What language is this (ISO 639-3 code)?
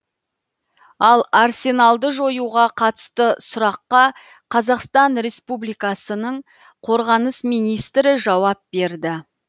kaz